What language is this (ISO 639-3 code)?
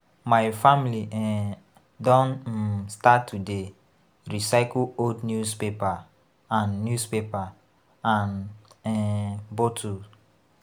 pcm